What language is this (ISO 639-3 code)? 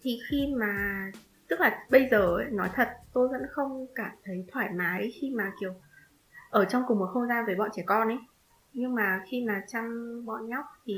vie